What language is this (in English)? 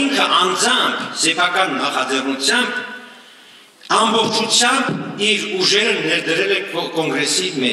Romanian